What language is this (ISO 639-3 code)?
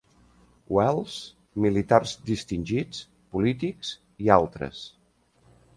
cat